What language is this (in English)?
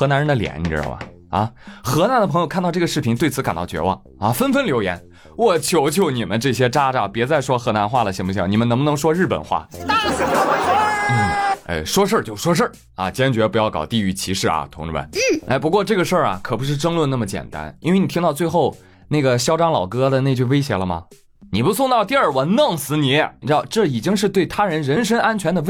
Chinese